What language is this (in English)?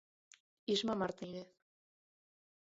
Galician